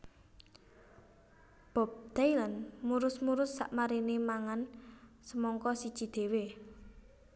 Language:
Javanese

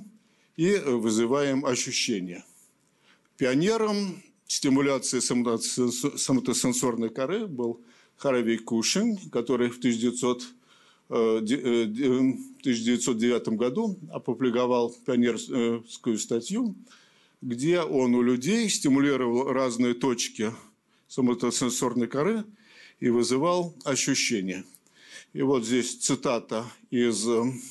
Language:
Russian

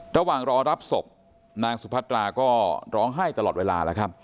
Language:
Thai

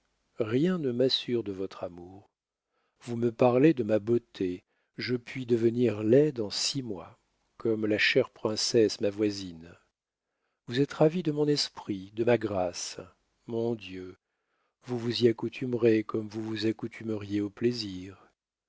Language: French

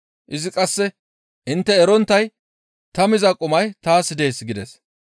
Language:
Gamo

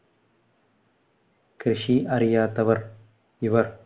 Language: Malayalam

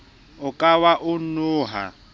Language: Southern Sotho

